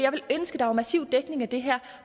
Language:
Danish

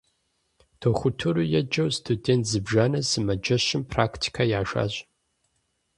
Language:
Kabardian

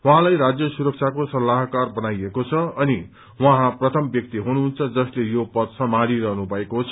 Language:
Nepali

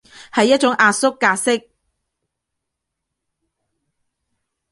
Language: Cantonese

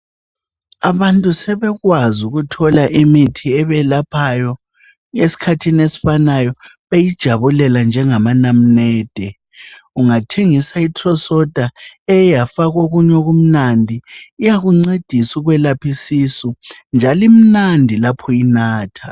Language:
North Ndebele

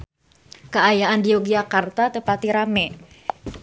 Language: Sundanese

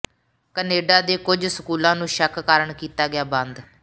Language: Punjabi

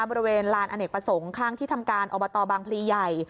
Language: Thai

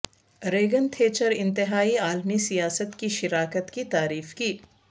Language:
Urdu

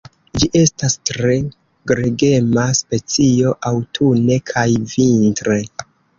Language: Esperanto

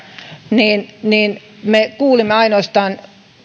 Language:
Finnish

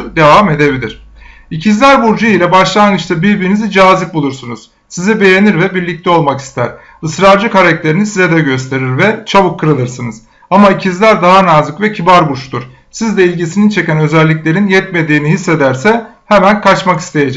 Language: Turkish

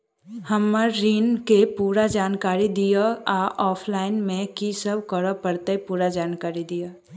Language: Maithili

